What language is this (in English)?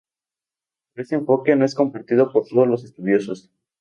Spanish